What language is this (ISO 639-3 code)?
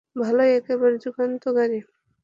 ben